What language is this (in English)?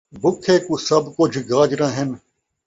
Saraiki